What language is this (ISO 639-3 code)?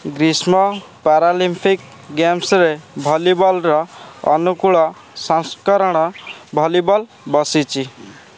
ori